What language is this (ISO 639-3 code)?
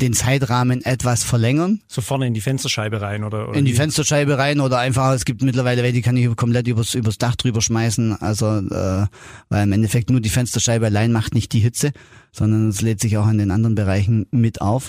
deu